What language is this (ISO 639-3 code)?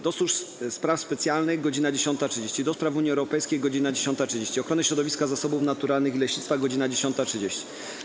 pol